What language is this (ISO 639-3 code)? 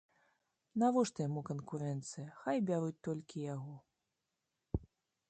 bel